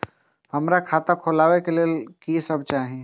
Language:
Maithili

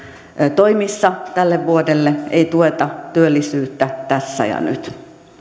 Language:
Finnish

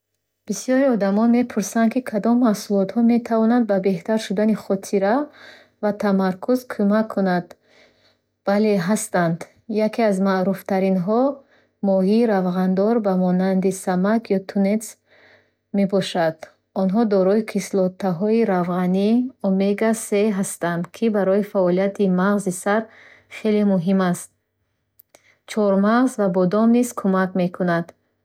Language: Bukharic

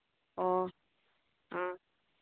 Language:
Manipuri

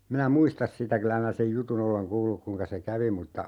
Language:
Finnish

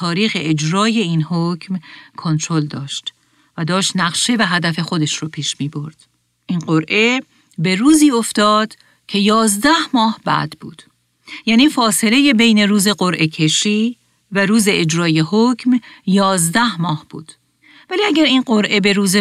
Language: Persian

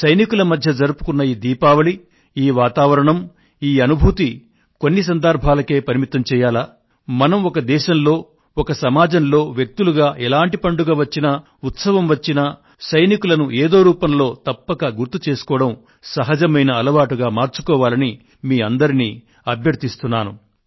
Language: Telugu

